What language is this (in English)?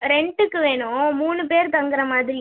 Tamil